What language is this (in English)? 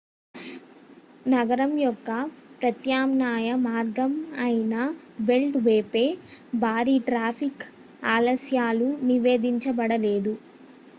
Telugu